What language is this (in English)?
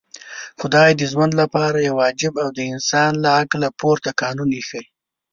Pashto